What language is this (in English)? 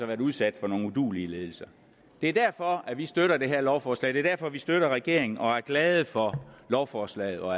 Danish